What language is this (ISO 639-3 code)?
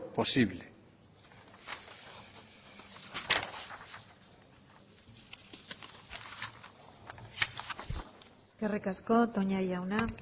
eus